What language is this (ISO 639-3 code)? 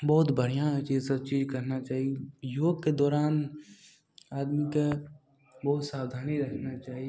mai